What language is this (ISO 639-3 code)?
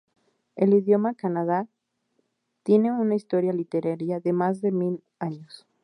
spa